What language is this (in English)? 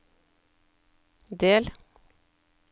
Norwegian